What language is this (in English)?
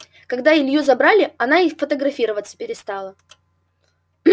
Russian